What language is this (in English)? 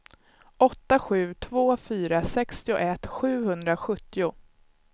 Swedish